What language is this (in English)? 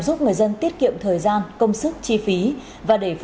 Vietnamese